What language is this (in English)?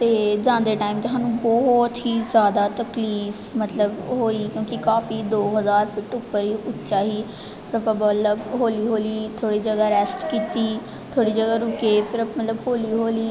Punjabi